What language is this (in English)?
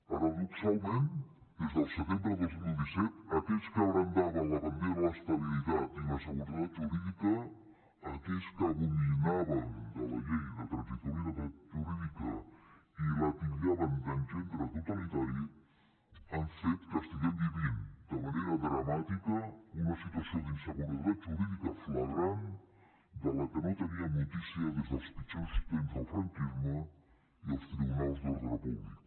Catalan